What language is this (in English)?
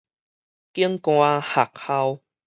Min Nan Chinese